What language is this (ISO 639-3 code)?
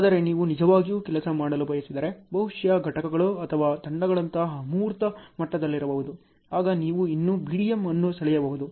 kan